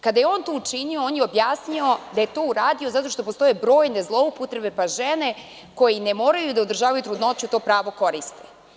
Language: Serbian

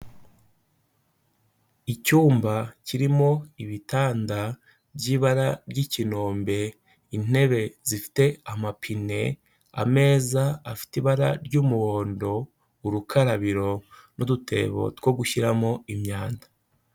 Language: Kinyarwanda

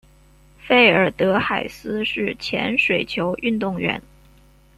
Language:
Chinese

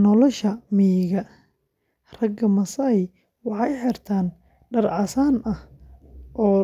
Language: Somali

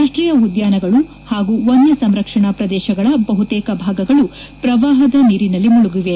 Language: Kannada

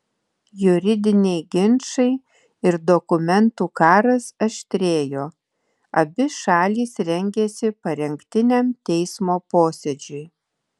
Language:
Lithuanian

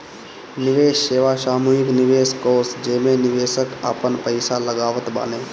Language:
Bhojpuri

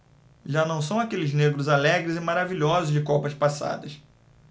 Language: Portuguese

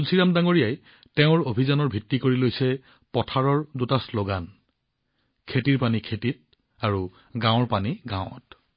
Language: Assamese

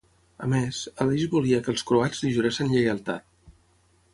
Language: Catalan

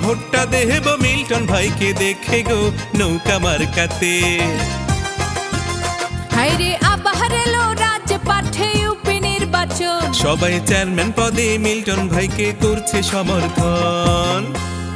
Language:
Hindi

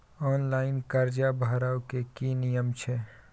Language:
Maithili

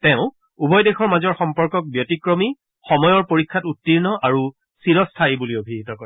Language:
Assamese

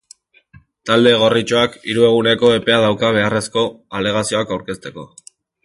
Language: Basque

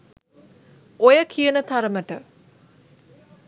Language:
Sinhala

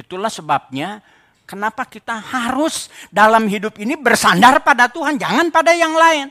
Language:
Indonesian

